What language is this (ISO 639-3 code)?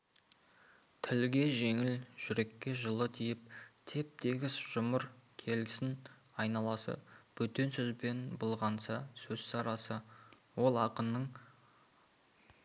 kaz